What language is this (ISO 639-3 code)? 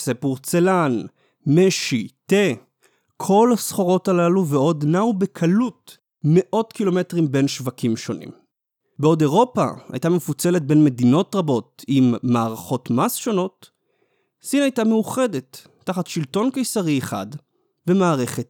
heb